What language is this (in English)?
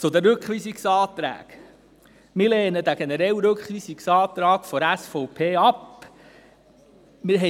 Swiss German